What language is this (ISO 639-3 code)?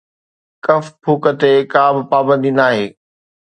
snd